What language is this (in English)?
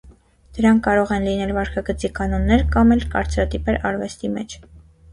Armenian